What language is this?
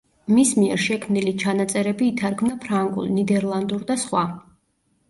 Georgian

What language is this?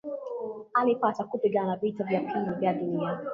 Swahili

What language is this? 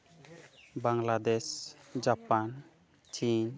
Santali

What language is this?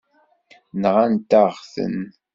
Kabyle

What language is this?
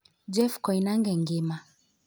Luo (Kenya and Tanzania)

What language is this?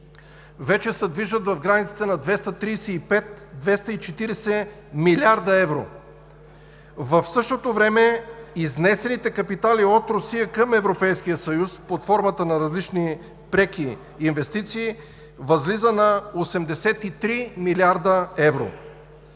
Bulgarian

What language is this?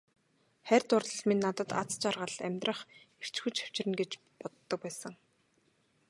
Mongolian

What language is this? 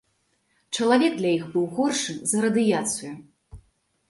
Belarusian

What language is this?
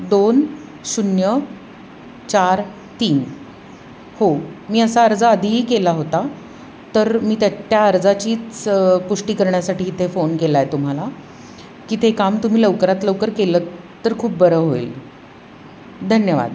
Marathi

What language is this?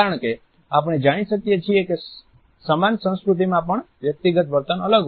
Gujarati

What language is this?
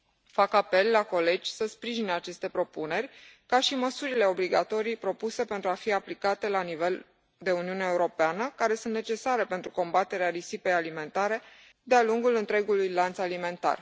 Romanian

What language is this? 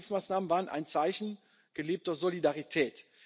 German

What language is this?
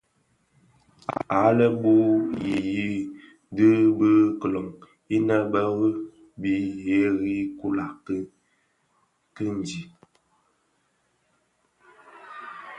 Bafia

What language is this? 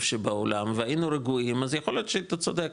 Hebrew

